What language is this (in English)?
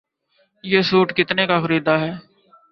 Urdu